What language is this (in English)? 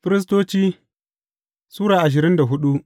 Hausa